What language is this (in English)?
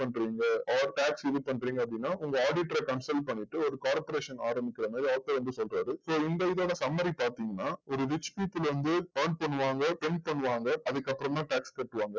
Tamil